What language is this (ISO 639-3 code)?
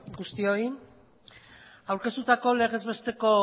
eus